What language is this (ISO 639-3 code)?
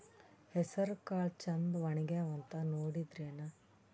kan